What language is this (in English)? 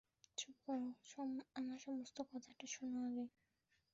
Bangla